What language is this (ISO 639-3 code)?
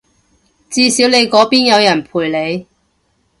yue